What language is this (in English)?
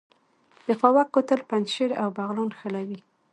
Pashto